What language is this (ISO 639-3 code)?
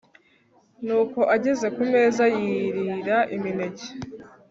kin